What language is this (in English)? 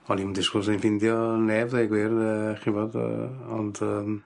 Welsh